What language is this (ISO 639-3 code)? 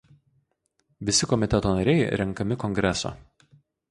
lit